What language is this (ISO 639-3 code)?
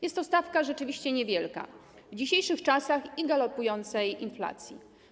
pol